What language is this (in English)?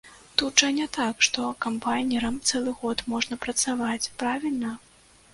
Belarusian